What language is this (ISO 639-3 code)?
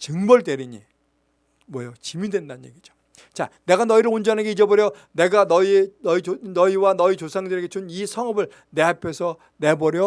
kor